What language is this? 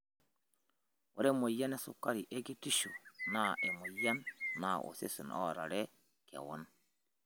Masai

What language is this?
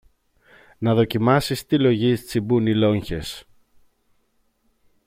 Greek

